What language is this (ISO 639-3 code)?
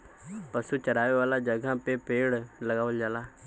bho